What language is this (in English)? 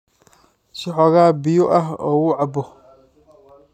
Somali